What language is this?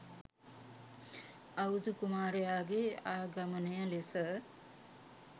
Sinhala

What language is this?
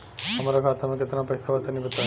Bhojpuri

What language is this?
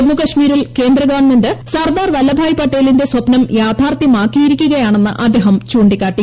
Malayalam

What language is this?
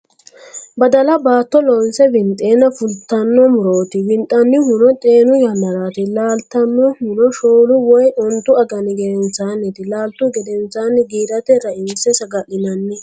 Sidamo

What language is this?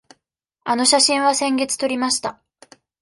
Japanese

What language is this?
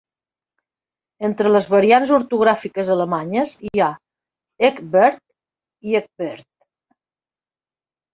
Catalan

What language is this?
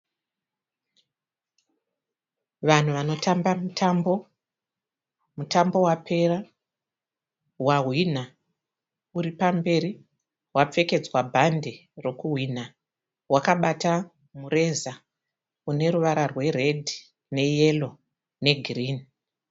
Shona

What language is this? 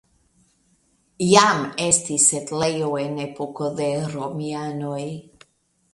Esperanto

